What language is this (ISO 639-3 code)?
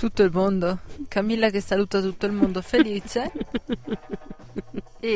ita